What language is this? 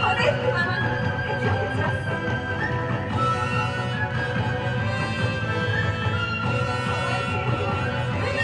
Japanese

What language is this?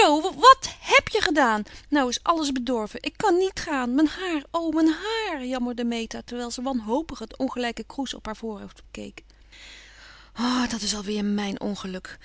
Dutch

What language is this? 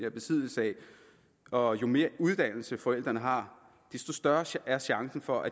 Danish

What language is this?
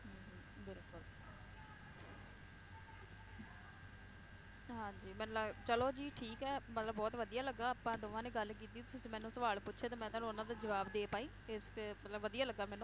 Punjabi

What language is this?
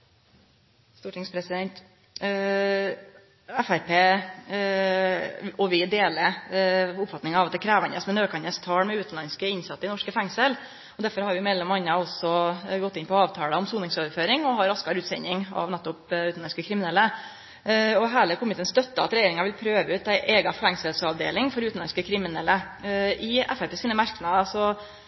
Norwegian Nynorsk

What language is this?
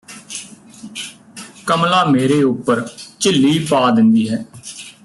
Punjabi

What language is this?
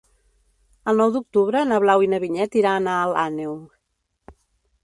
Catalan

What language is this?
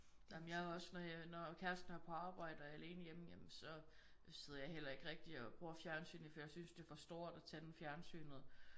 Danish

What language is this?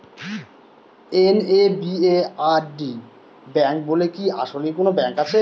Bangla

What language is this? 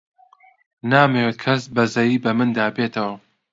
Central Kurdish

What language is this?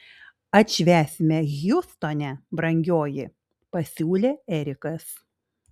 Lithuanian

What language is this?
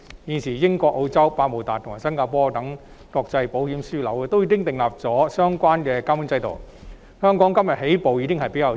Cantonese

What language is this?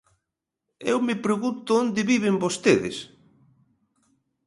Galician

